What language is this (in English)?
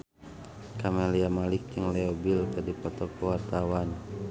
Sundanese